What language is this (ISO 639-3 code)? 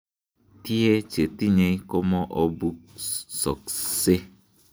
kln